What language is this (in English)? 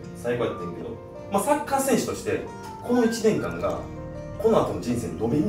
Japanese